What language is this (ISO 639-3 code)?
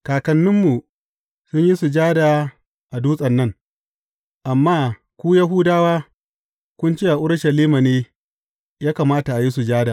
hau